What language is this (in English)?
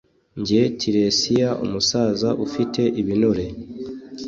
Kinyarwanda